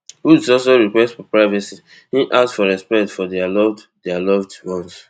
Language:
Nigerian Pidgin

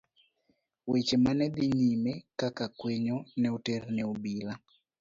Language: Luo (Kenya and Tanzania)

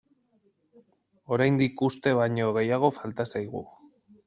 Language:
Basque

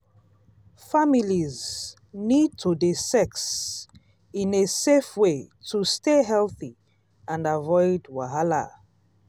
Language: Nigerian Pidgin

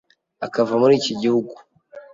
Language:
Kinyarwanda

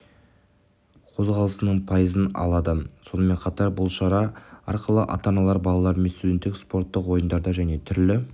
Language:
Kazakh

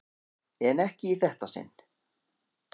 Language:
Icelandic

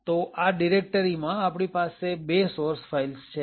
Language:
Gujarati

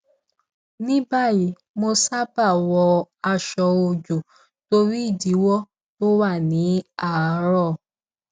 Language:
Yoruba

